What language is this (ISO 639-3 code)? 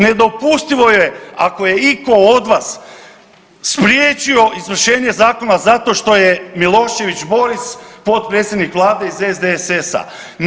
hrv